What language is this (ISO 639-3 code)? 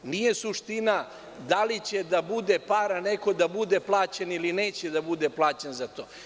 srp